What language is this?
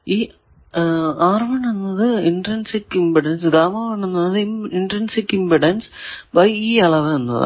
Malayalam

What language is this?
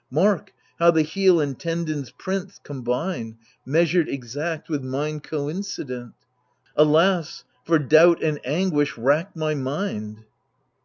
English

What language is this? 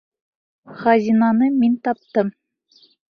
Bashkir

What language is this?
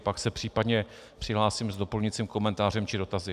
Czech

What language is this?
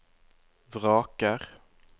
Norwegian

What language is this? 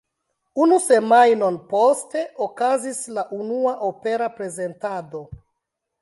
Esperanto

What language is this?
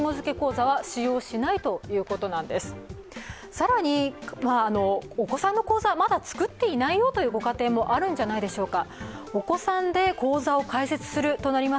Japanese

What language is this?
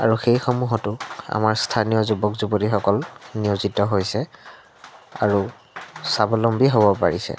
Assamese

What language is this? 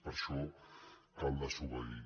Catalan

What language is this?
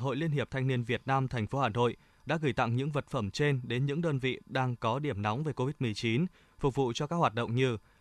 Vietnamese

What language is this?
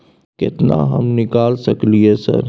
Maithili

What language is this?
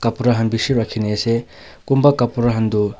Naga Pidgin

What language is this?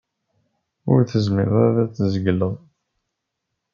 Kabyle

